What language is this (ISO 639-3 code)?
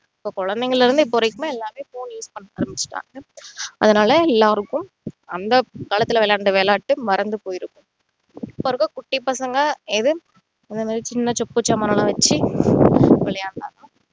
tam